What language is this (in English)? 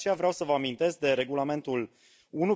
Romanian